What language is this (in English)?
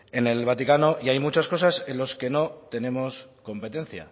Spanish